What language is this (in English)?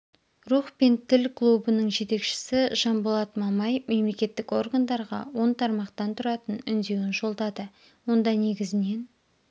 Kazakh